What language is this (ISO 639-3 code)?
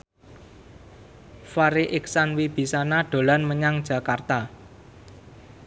jav